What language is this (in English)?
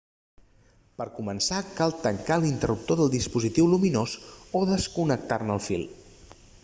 Catalan